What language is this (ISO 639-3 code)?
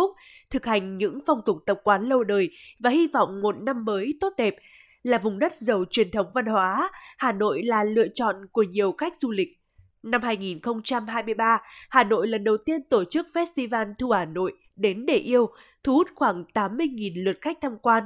vie